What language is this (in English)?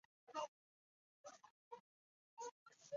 Chinese